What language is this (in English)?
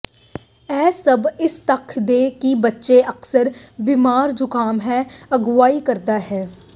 Punjabi